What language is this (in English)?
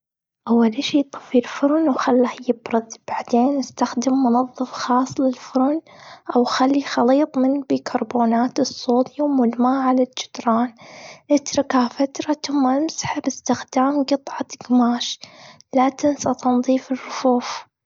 Gulf Arabic